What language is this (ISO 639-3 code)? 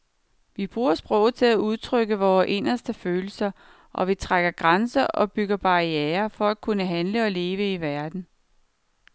dan